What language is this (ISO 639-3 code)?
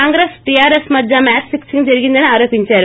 tel